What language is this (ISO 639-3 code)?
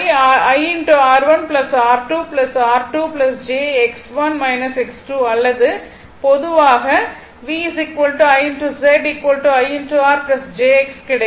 tam